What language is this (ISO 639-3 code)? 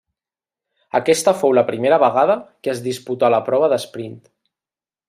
cat